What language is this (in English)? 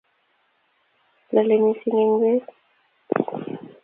Kalenjin